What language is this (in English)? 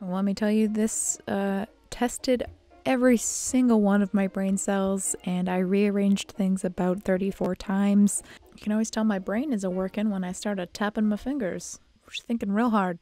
English